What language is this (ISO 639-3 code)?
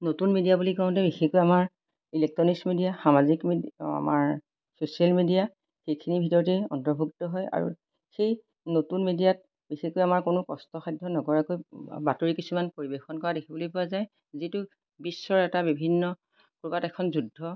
asm